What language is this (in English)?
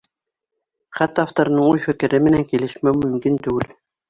Bashkir